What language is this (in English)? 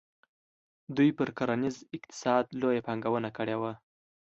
Pashto